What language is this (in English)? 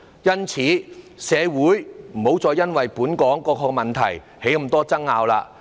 Cantonese